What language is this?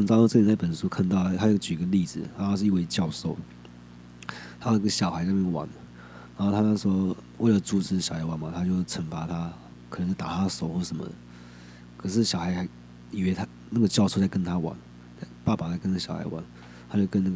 Chinese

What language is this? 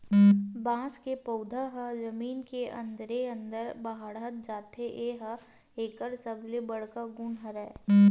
Chhattisgarhi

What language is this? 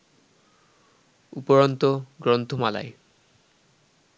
Bangla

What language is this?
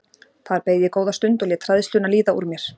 Icelandic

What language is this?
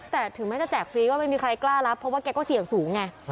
Thai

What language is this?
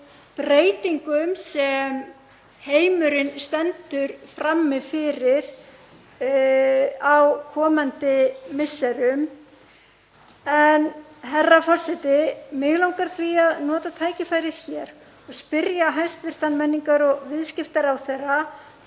Icelandic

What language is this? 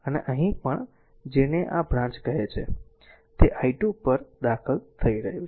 Gujarati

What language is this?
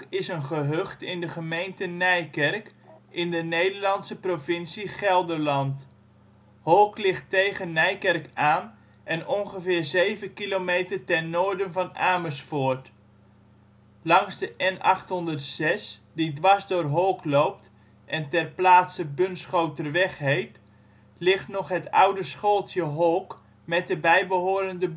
Dutch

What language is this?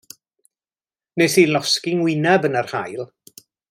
Welsh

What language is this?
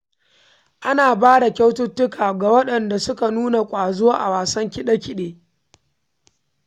Hausa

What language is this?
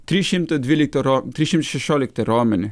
Lithuanian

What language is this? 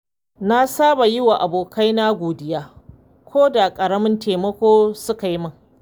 Hausa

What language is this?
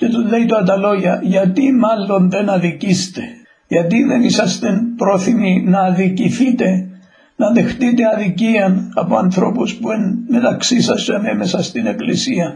Greek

